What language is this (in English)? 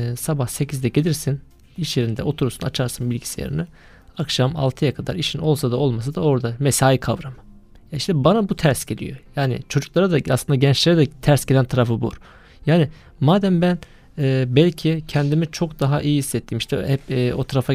Turkish